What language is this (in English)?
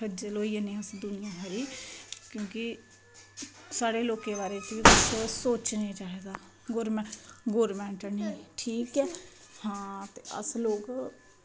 Dogri